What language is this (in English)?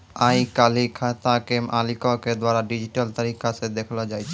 Maithili